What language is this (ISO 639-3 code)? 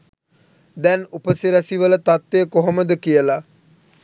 sin